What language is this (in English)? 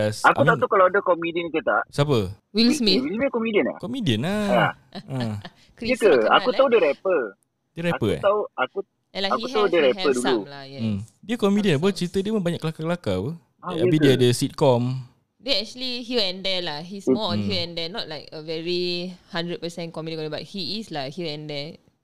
Malay